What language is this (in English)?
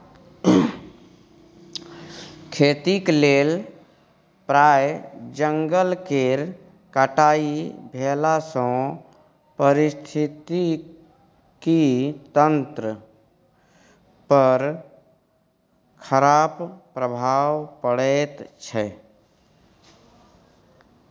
Maithili